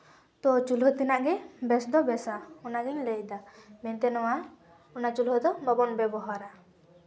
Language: Santali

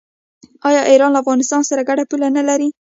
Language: Pashto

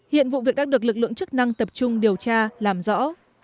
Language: Vietnamese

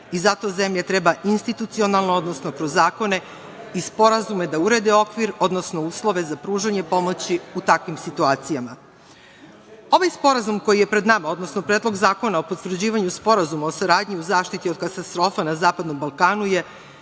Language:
Serbian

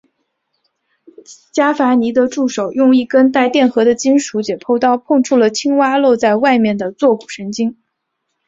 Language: Chinese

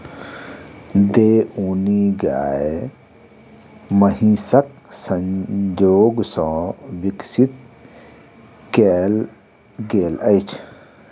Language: Maithili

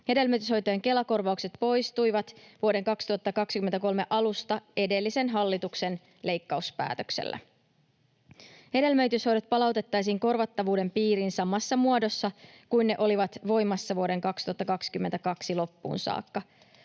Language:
Finnish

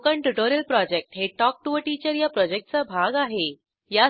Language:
Marathi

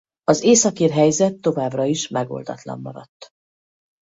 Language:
Hungarian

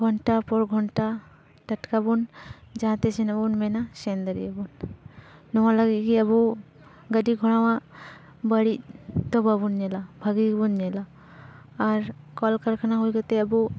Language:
Santali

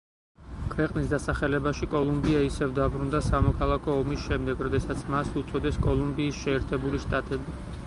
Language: Georgian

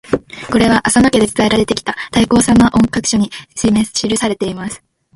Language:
Japanese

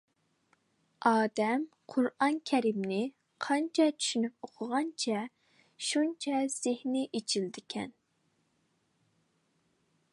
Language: Uyghur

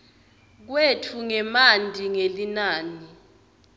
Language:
Swati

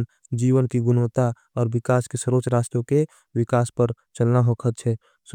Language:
Angika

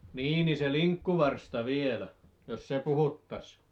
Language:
Finnish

